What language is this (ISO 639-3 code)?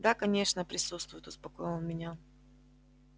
rus